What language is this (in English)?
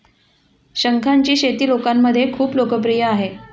Marathi